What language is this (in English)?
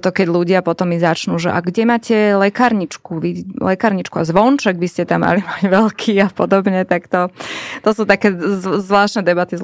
Slovak